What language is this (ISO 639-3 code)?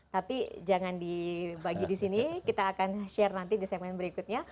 ind